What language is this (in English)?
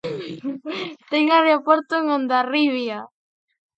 Galician